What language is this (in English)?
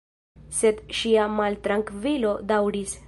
Esperanto